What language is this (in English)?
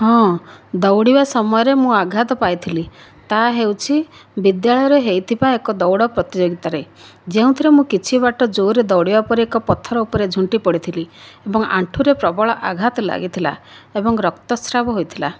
Odia